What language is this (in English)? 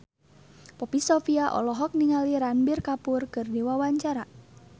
Sundanese